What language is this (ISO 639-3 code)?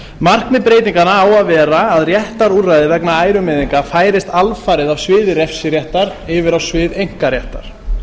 isl